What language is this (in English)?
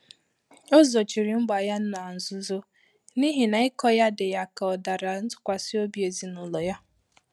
Igbo